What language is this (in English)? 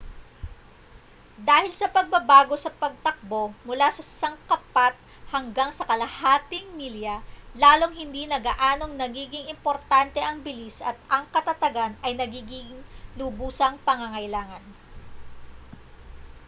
Filipino